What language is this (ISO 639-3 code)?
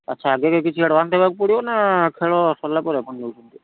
ori